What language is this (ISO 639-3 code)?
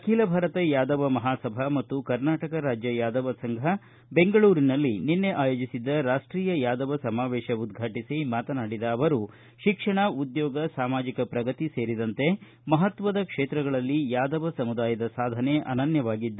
kan